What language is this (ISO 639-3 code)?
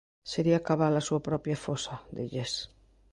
glg